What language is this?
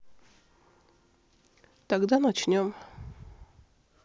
Russian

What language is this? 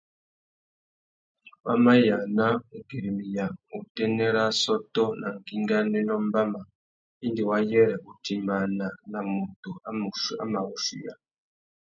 Tuki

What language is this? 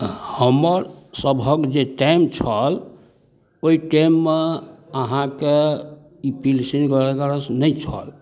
Maithili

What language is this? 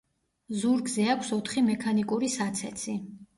Georgian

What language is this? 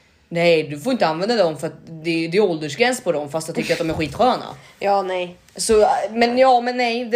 Swedish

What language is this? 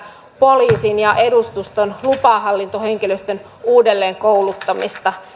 Finnish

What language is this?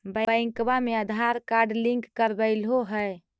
Magahi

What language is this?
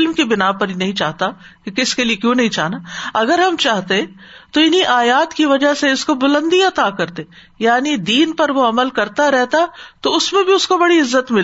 Urdu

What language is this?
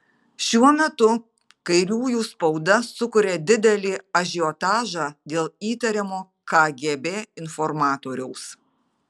Lithuanian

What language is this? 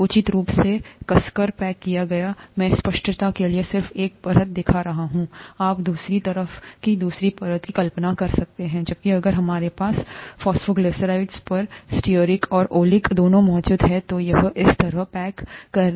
Hindi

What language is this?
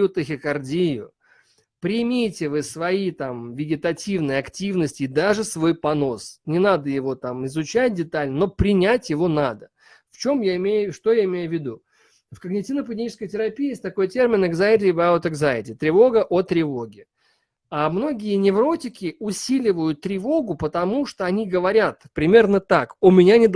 Russian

